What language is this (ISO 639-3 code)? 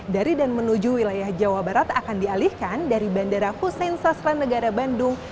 ind